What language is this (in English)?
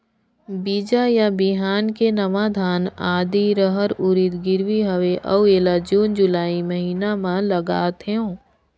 Chhattisgarhi